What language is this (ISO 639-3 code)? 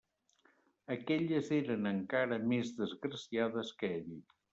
cat